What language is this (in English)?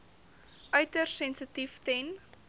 Afrikaans